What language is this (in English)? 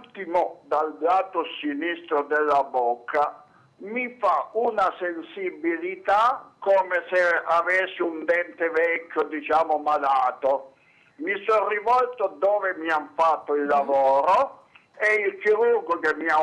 Italian